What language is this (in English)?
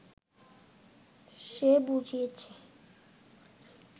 Bangla